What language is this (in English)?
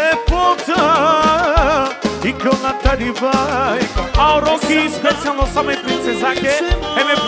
Romanian